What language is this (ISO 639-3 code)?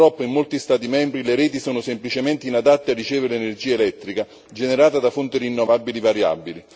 ita